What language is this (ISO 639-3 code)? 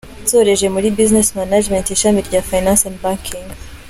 kin